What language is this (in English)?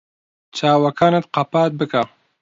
Central Kurdish